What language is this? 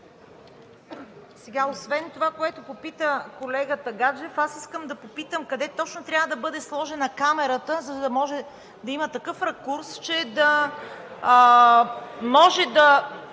Bulgarian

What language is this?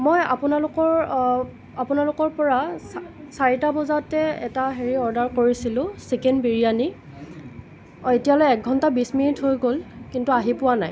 Assamese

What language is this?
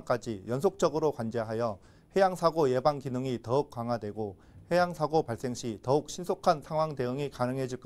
Korean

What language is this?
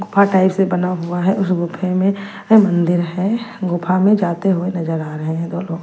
Hindi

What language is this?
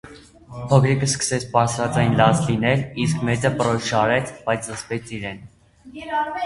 Armenian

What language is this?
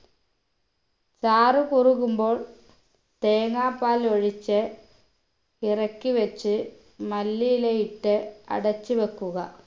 Malayalam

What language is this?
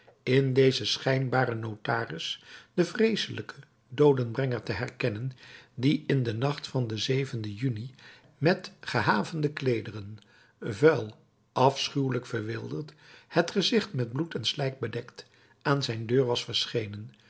Dutch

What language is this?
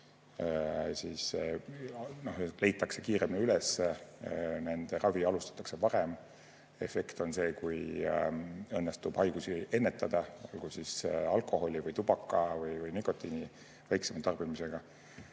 Estonian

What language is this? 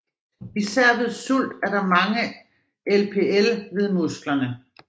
Danish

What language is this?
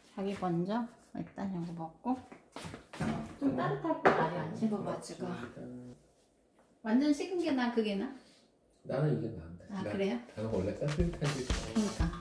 Korean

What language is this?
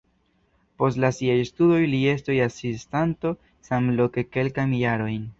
Esperanto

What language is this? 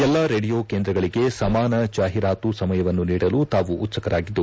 Kannada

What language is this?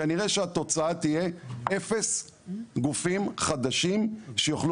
Hebrew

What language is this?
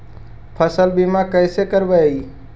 Magahi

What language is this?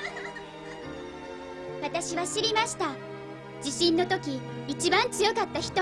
Japanese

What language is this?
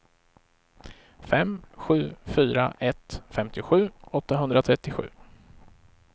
Swedish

